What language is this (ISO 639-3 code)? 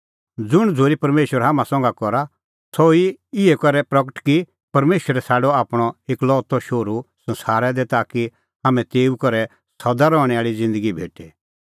kfx